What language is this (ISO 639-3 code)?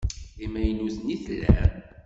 kab